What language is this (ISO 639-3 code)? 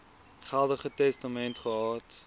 afr